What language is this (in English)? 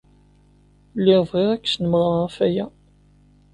Kabyle